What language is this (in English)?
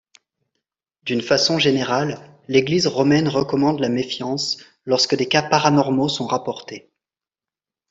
French